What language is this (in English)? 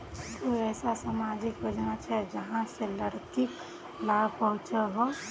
Magahi